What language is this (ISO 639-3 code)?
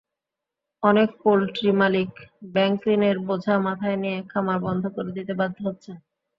ben